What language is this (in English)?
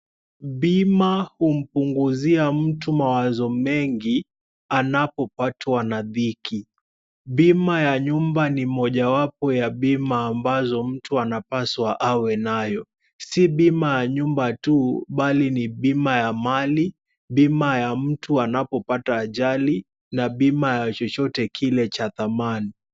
Swahili